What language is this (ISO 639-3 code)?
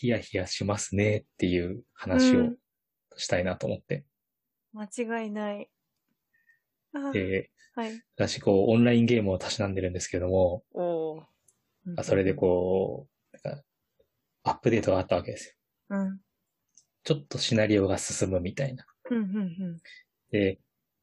jpn